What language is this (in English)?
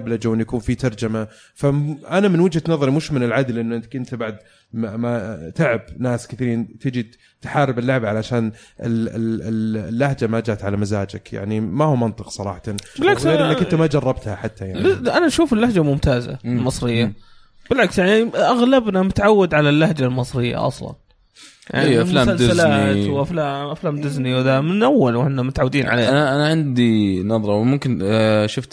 Arabic